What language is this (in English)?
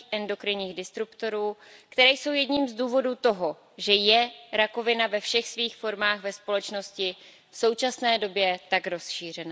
Czech